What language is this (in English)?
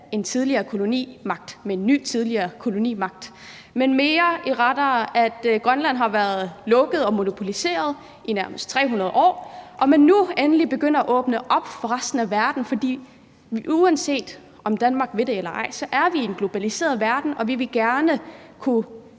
Danish